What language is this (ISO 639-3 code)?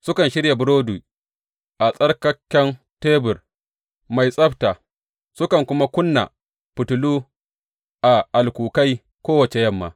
hau